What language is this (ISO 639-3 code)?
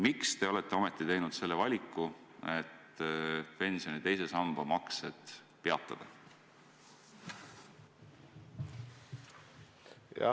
est